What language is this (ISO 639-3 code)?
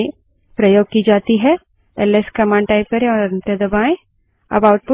hin